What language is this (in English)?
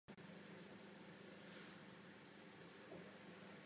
Czech